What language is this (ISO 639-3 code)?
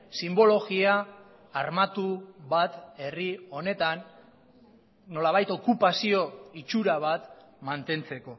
eus